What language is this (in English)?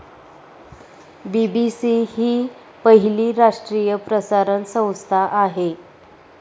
Marathi